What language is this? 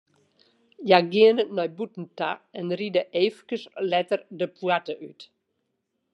Western Frisian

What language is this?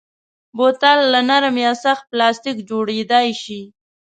Pashto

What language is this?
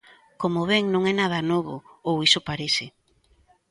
Galician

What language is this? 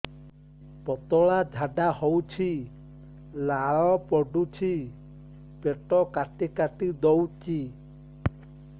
Odia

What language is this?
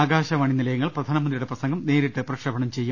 Malayalam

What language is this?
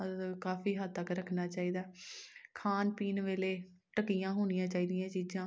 Punjabi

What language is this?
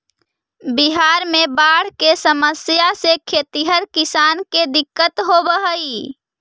Magahi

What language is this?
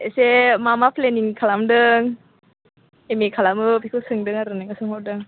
Bodo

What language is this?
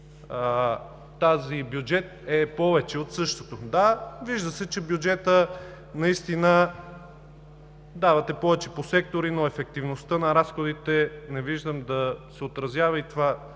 Bulgarian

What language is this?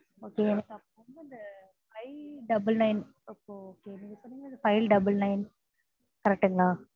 Tamil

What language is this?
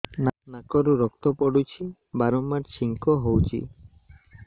Odia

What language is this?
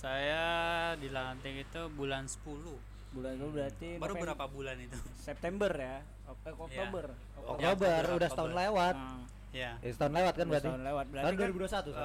Indonesian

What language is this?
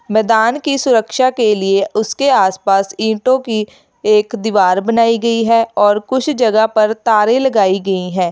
Hindi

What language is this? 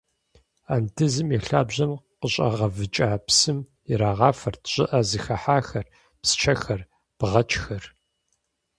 Kabardian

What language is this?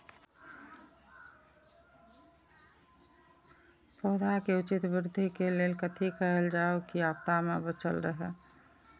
Maithili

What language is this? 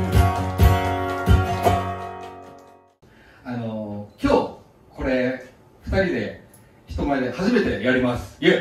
Japanese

